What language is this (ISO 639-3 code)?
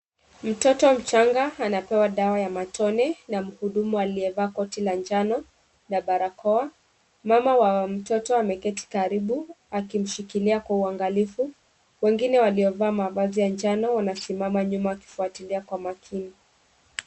swa